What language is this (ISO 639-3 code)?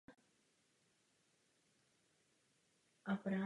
ces